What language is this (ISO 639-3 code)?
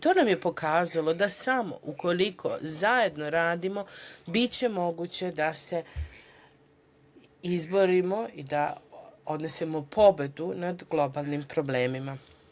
srp